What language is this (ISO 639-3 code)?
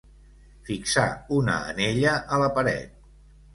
cat